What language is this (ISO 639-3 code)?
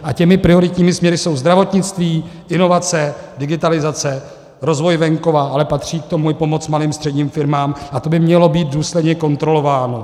ces